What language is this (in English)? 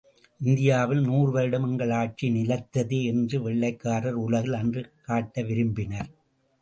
Tamil